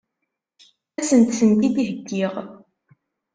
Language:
Kabyle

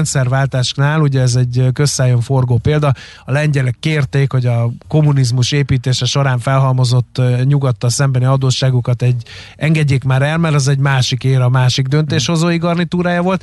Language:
Hungarian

